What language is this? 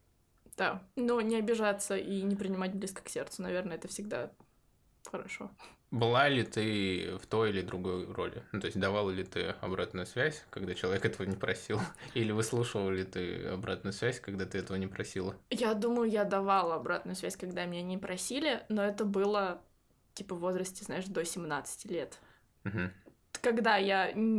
Russian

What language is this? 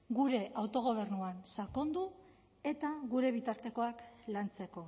Basque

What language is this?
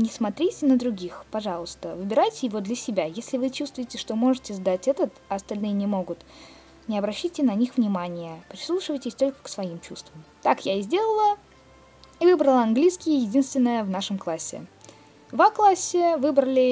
Russian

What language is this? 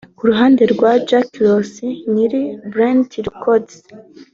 Kinyarwanda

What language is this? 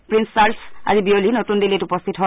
Assamese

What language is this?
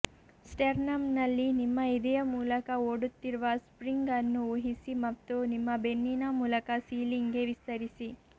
Kannada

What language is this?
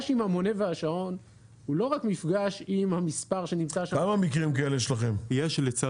Hebrew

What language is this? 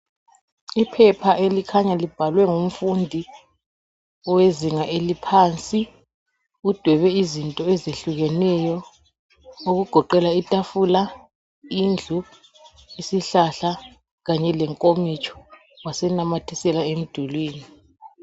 North Ndebele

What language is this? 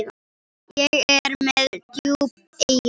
Icelandic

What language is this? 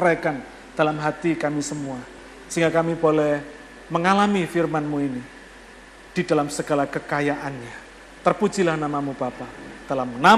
Indonesian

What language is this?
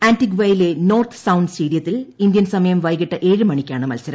Malayalam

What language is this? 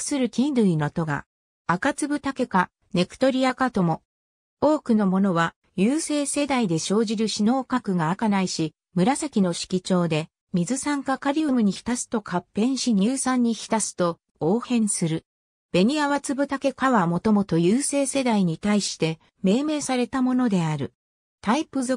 Japanese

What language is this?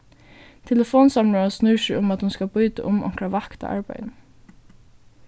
Faroese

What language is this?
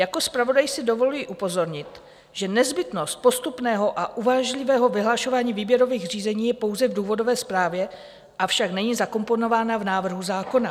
Czech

